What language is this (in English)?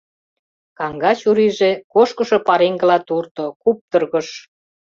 Mari